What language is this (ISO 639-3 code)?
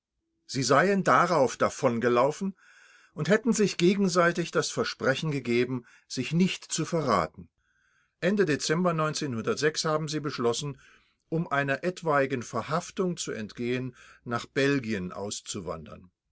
deu